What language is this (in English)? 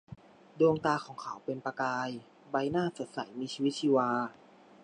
Thai